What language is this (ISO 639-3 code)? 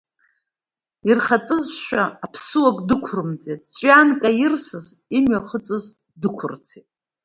abk